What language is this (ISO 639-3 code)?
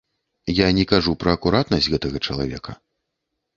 bel